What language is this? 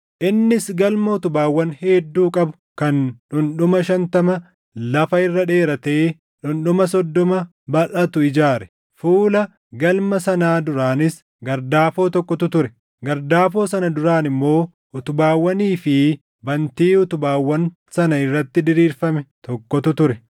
Oromo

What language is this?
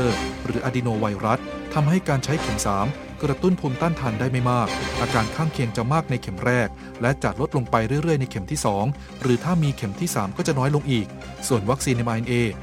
Thai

